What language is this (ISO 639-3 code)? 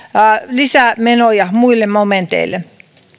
fin